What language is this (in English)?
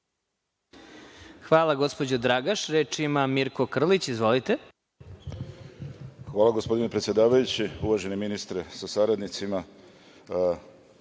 Serbian